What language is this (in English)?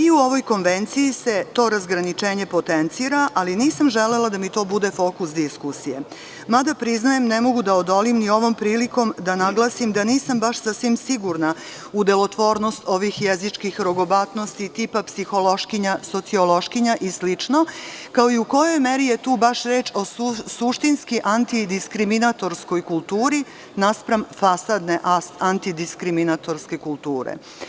Serbian